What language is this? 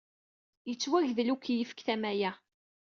Kabyle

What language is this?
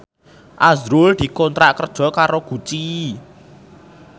Javanese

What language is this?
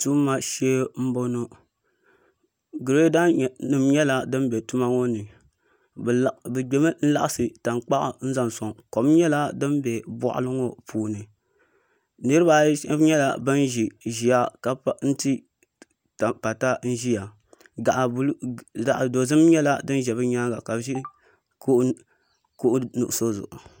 Dagbani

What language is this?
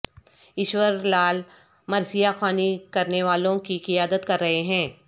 Urdu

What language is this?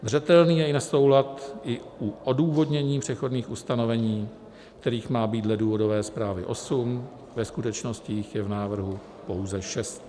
Czech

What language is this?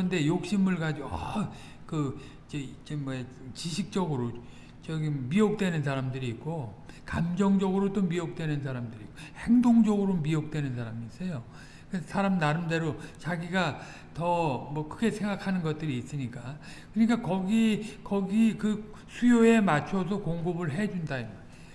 Korean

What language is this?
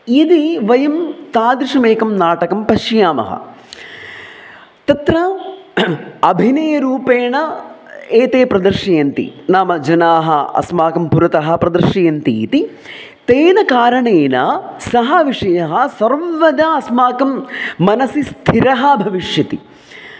Sanskrit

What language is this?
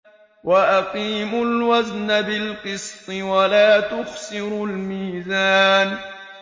Arabic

